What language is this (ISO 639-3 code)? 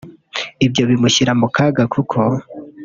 kin